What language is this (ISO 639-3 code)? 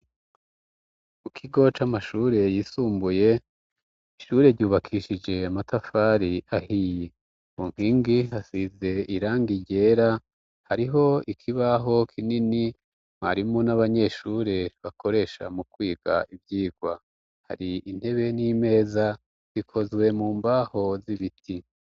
run